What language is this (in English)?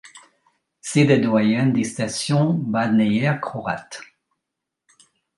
French